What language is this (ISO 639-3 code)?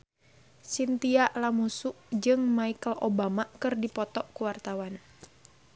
sun